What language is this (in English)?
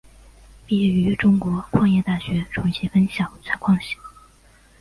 Chinese